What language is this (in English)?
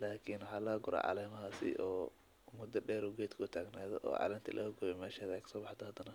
Somali